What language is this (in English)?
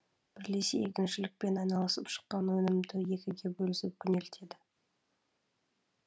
Kazakh